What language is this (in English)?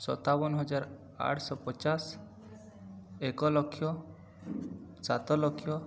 Odia